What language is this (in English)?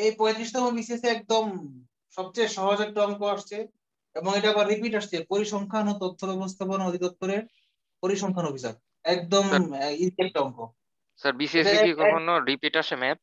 Hindi